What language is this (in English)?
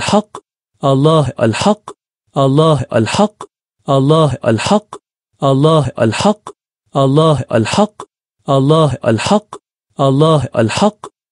Arabic